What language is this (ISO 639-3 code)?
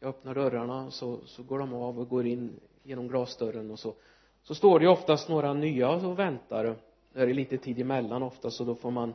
swe